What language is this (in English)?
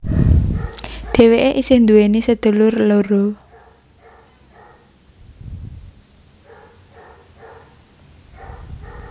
Javanese